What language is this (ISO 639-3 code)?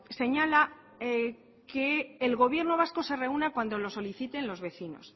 spa